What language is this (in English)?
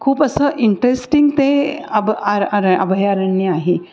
Marathi